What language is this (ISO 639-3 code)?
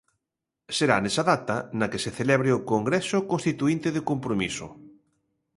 glg